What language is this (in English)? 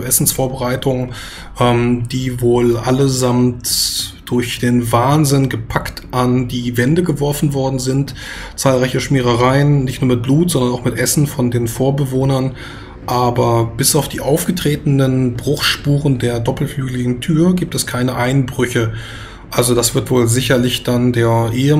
German